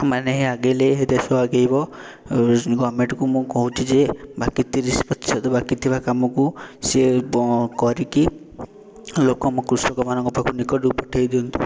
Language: Odia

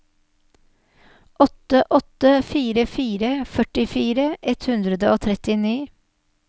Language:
Norwegian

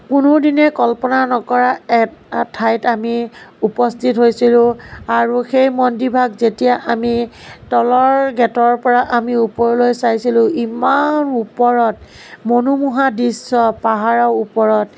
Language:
Assamese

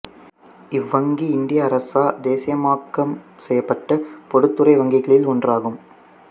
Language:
Tamil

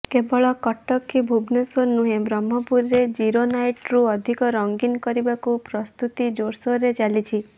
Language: Odia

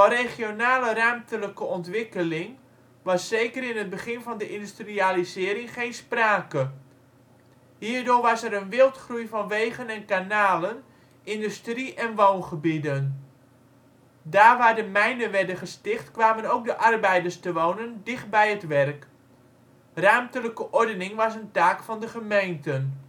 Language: Dutch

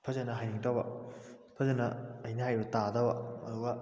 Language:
Manipuri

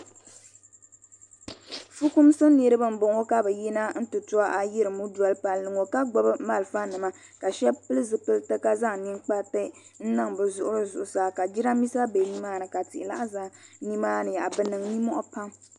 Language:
Dagbani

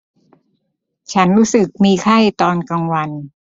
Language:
Thai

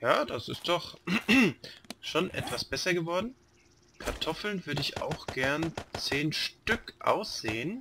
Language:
German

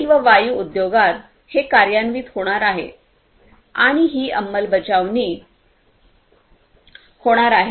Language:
Marathi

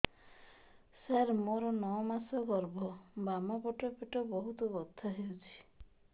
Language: Odia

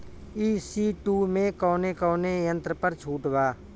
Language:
Bhojpuri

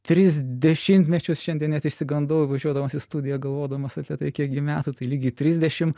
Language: Lithuanian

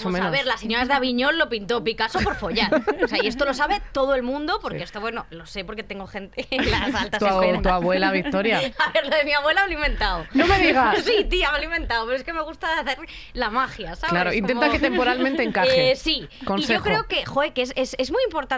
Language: Spanish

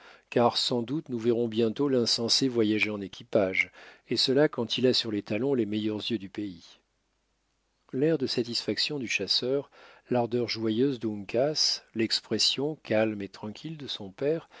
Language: French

